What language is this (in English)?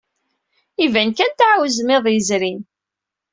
Kabyle